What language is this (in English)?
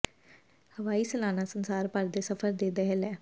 Punjabi